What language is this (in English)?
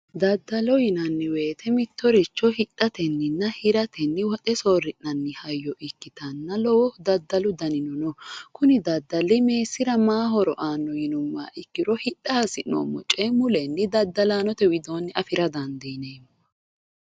Sidamo